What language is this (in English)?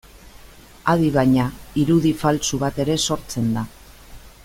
Basque